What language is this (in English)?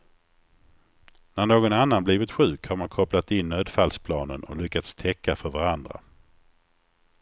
Swedish